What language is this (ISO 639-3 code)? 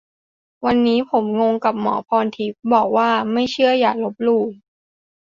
tha